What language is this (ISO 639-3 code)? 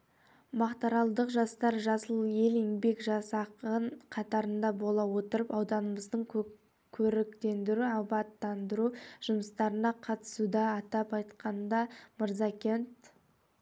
kaz